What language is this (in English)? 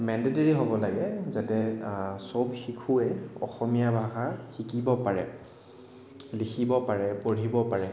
Assamese